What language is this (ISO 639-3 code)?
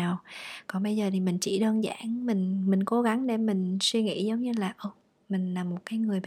vie